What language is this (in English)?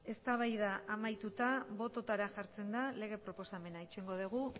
Basque